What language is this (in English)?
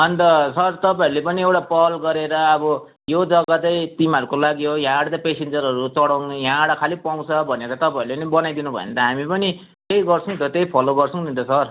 Nepali